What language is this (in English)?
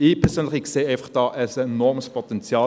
Swiss German